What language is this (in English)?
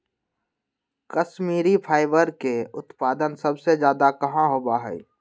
Magahi